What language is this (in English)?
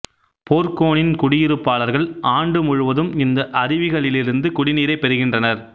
Tamil